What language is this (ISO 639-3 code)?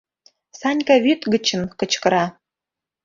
chm